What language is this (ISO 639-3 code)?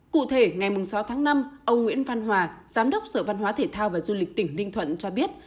vie